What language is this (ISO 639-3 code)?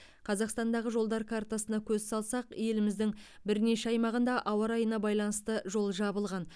kaz